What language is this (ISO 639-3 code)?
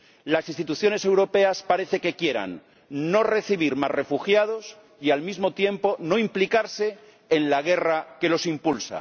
spa